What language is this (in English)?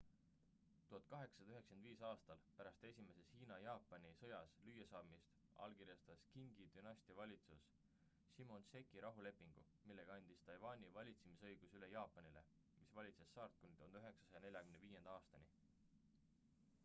Estonian